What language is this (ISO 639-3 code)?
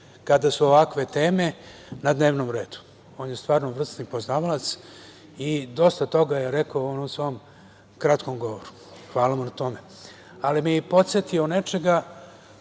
srp